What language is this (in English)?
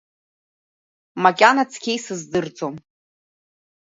Abkhazian